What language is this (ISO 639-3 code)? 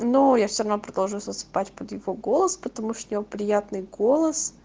rus